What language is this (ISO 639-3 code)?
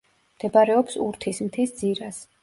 kat